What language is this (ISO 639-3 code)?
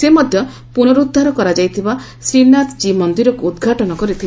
ori